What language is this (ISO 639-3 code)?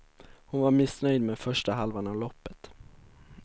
swe